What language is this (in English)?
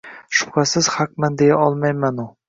Uzbek